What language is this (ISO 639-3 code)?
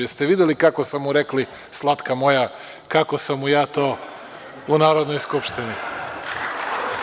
srp